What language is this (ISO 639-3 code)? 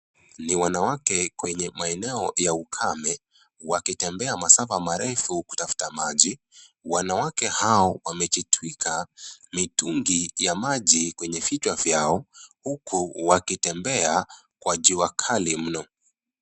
swa